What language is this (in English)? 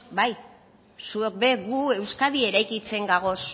Basque